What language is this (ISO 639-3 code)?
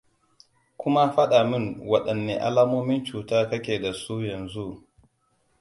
hau